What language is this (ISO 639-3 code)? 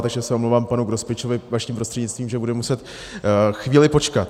ces